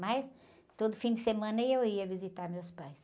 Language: Portuguese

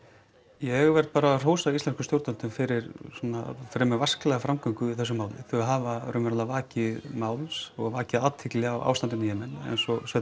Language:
Icelandic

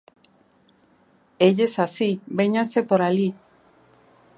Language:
Galician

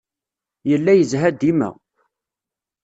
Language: Kabyle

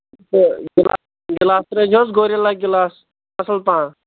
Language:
Kashmiri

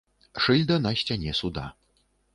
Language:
Belarusian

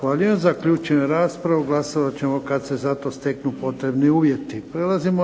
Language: Croatian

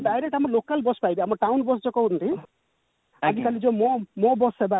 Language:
Odia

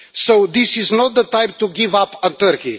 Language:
English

